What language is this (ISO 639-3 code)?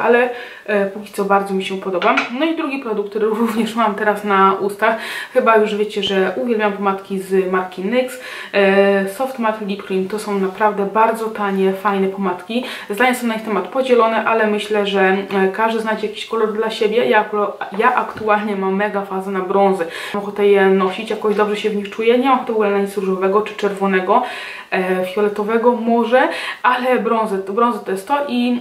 pol